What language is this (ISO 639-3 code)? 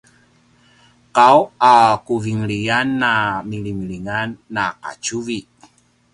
pwn